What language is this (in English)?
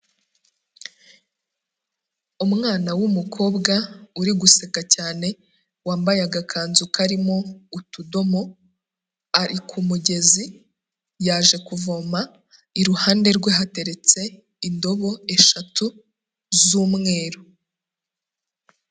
Kinyarwanda